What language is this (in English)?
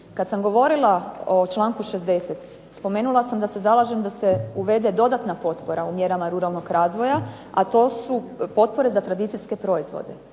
Croatian